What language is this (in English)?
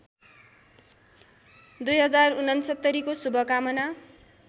Nepali